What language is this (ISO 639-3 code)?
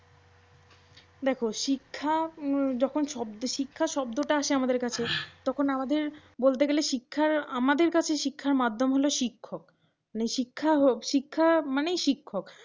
ben